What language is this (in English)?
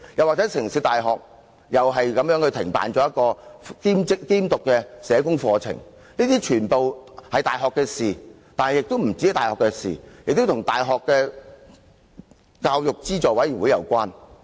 Cantonese